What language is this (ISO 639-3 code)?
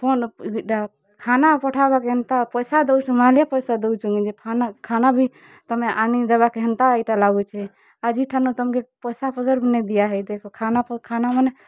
ori